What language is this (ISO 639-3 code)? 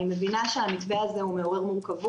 heb